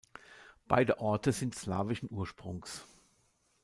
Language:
German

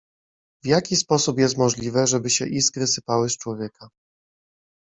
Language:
Polish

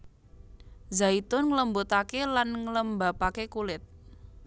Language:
Javanese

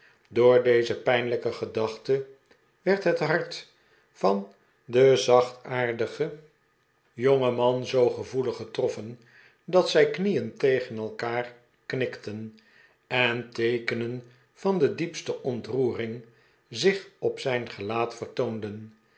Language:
Dutch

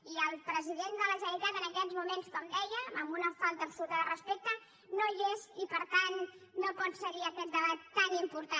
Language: Catalan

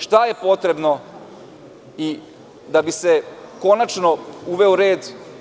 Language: Serbian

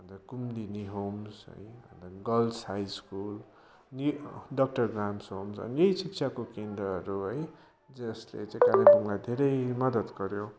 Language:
Nepali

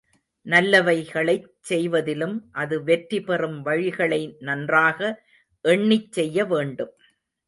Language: Tamil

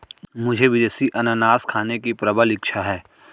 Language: Hindi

